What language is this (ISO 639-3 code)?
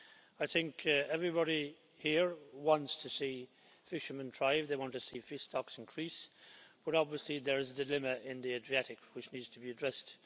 eng